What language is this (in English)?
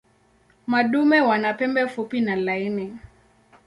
Swahili